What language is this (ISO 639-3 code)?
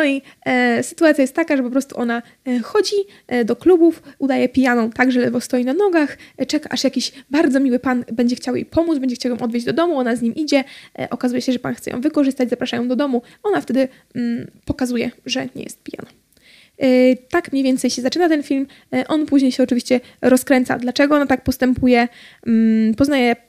pol